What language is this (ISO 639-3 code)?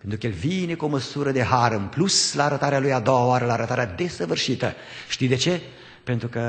ron